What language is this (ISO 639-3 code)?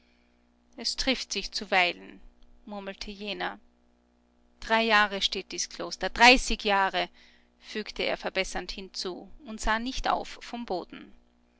deu